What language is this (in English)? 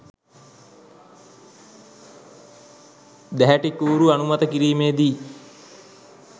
Sinhala